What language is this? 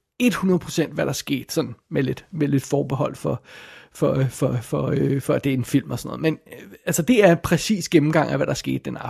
Danish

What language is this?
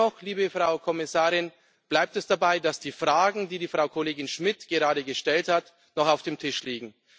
German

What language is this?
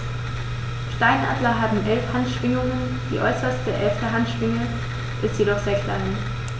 German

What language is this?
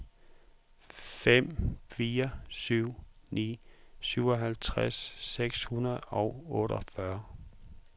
Danish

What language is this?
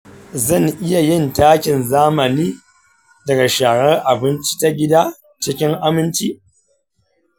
Hausa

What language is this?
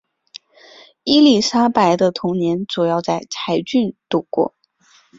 Chinese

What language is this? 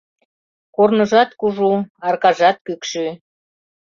Mari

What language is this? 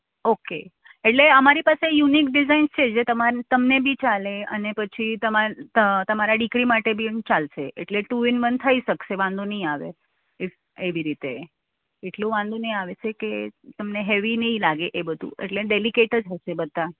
Gujarati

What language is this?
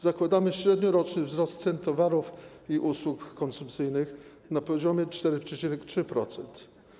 Polish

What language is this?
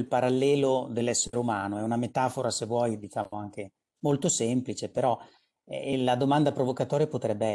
Italian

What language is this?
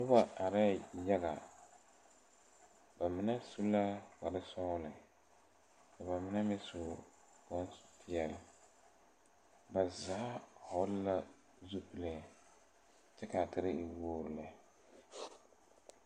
Southern Dagaare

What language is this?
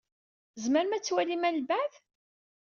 Kabyle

